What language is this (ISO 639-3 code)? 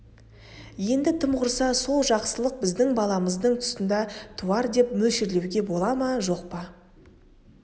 kaz